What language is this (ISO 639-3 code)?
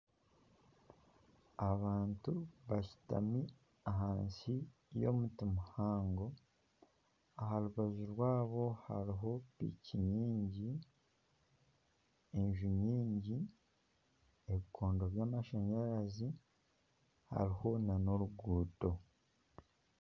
nyn